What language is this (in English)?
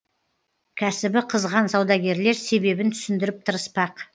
Kazakh